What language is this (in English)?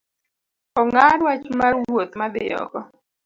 Luo (Kenya and Tanzania)